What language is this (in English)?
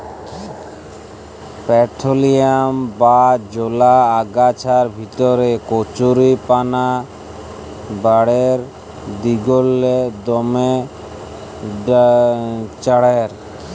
Bangla